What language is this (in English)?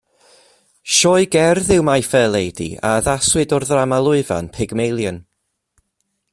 Welsh